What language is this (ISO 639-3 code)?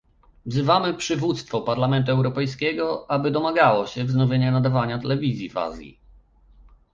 pol